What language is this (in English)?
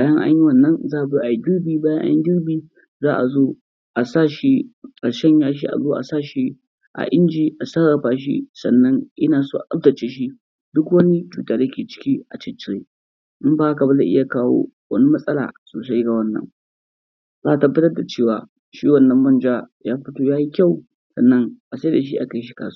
Hausa